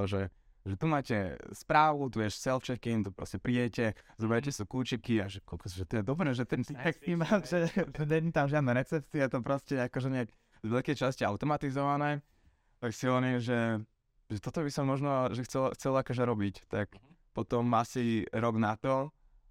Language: Slovak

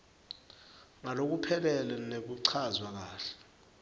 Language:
Swati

